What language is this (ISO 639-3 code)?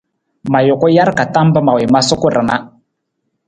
nmz